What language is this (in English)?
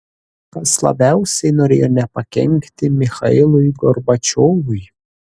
Lithuanian